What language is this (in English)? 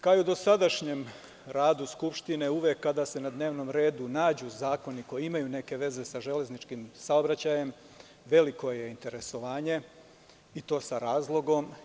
Serbian